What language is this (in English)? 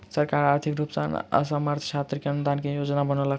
Maithili